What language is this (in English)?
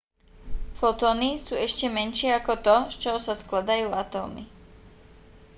Slovak